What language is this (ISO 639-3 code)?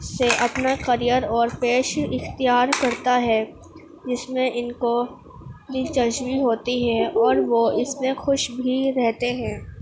urd